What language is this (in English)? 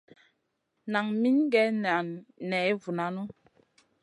Masana